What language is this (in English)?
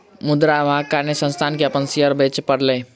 Maithili